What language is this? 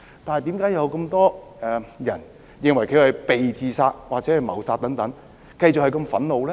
Cantonese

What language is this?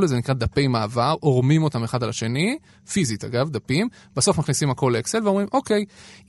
Hebrew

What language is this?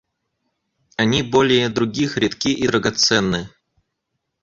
Russian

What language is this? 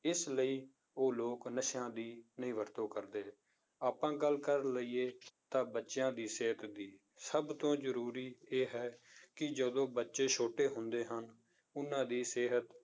Punjabi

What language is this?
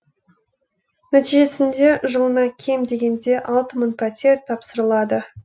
Kazakh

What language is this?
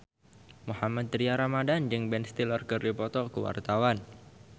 Sundanese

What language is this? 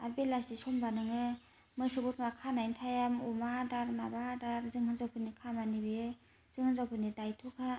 Bodo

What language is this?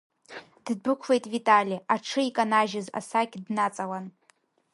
Abkhazian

